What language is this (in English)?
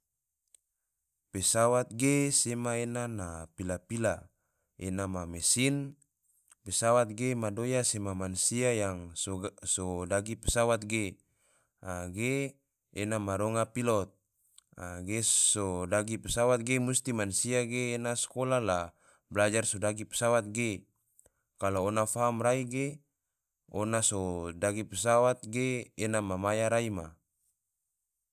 Tidore